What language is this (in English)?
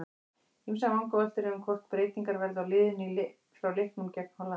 Icelandic